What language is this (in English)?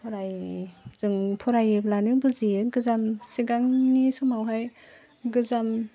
Bodo